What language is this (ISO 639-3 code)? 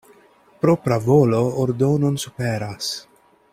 epo